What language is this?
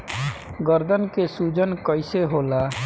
Bhojpuri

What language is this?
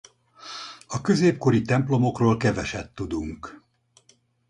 Hungarian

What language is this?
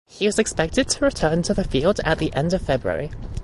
English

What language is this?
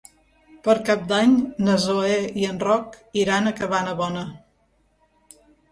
Catalan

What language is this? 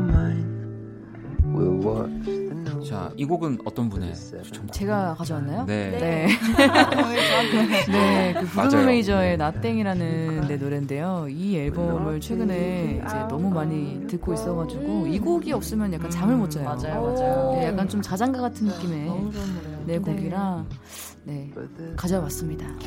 Korean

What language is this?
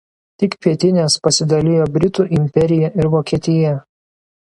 Lithuanian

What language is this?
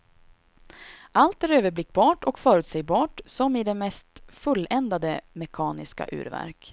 Swedish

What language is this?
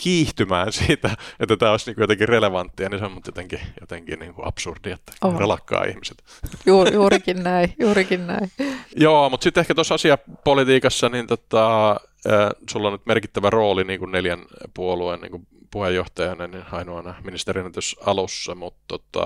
Finnish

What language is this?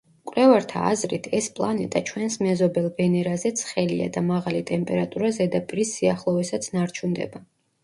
Georgian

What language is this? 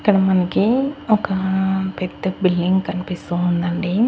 Telugu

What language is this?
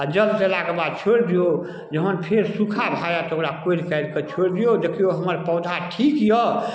Maithili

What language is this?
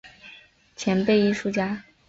Chinese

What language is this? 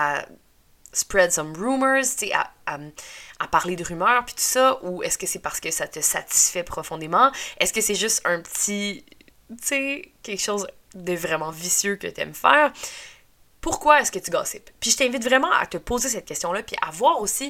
French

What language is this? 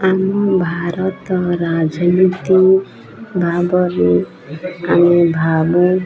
Odia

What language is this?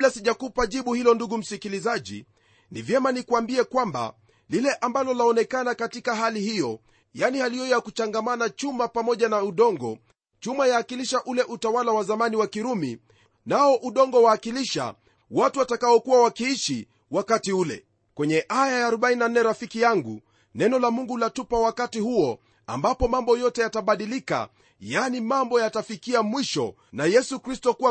Swahili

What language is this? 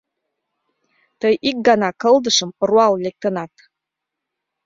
Mari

